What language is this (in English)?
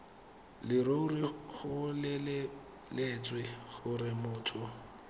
Tswana